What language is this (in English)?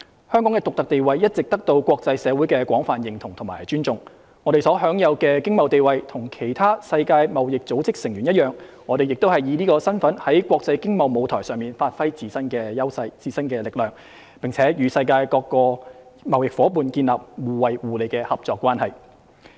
Cantonese